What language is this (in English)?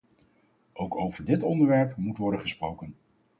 Dutch